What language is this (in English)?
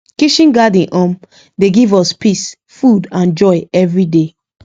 Nigerian Pidgin